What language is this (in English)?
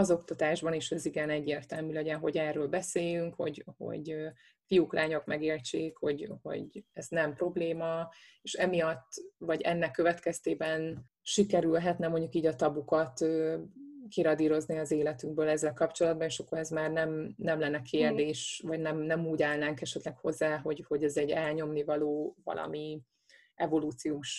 Hungarian